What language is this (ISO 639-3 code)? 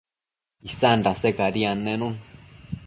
mcf